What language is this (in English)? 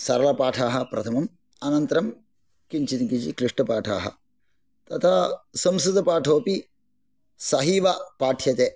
Sanskrit